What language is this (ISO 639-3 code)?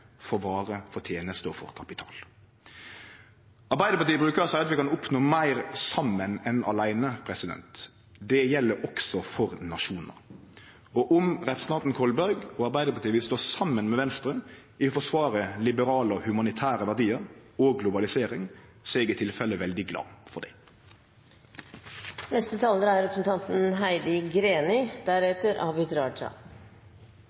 nno